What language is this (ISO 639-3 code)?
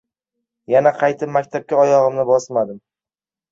uzb